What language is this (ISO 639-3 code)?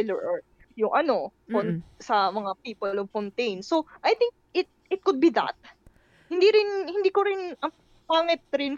fil